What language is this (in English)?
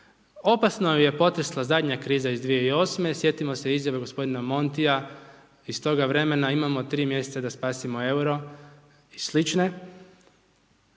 Croatian